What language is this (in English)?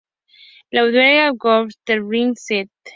Spanish